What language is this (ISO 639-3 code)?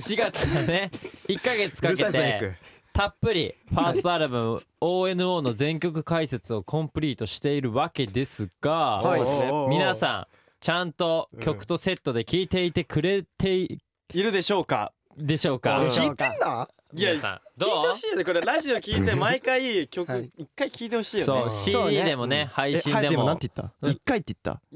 jpn